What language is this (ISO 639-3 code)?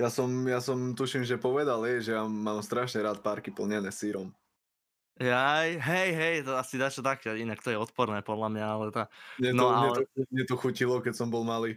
slk